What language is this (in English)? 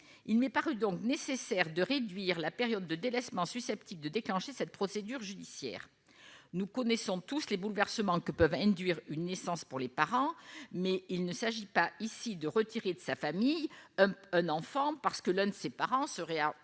French